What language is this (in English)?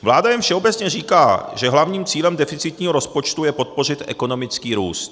Czech